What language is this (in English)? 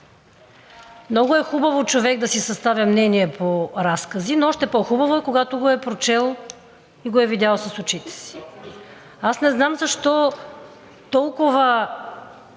Bulgarian